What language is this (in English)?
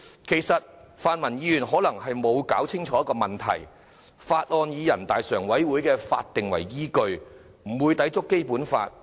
Cantonese